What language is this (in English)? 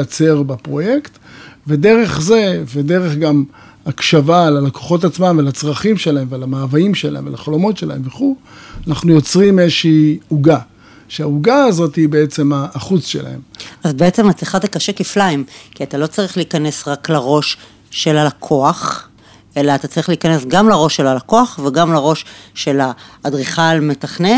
Hebrew